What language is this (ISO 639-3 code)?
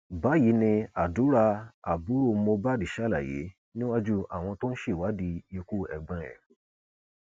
yor